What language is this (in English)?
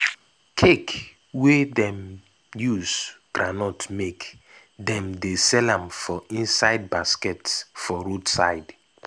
Nigerian Pidgin